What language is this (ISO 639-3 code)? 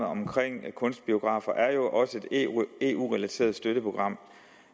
dan